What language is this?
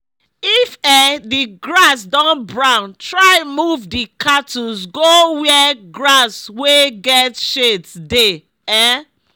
Nigerian Pidgin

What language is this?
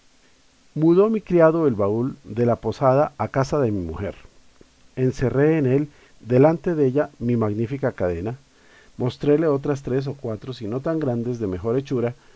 Spanish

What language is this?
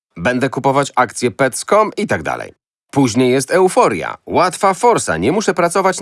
Polish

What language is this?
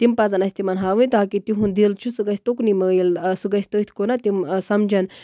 Kashmiri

